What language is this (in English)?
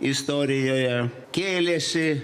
Lithuanian